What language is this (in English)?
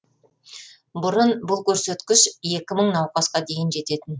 Kazakh